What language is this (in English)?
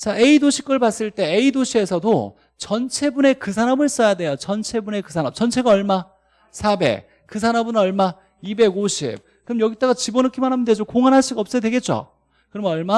Korean